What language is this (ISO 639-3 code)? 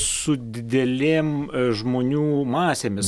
lit